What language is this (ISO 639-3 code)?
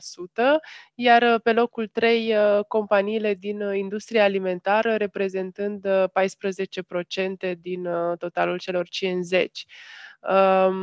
ron